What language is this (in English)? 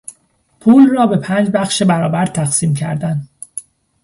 Persian